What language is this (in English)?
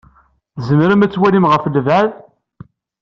Kabyle